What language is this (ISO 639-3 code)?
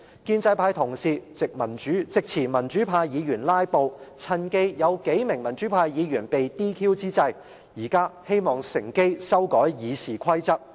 yue